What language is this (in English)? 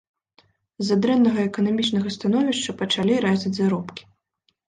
Belarusian